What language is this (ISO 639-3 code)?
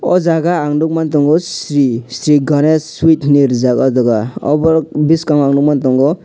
trp